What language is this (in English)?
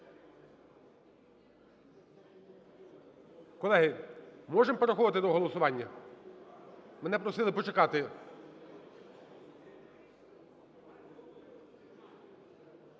Ukrainian